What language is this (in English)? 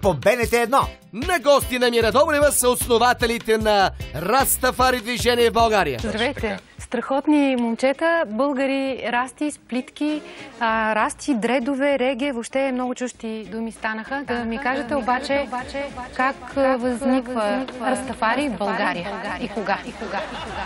Bulgarian